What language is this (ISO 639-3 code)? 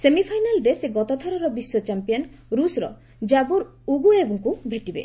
ori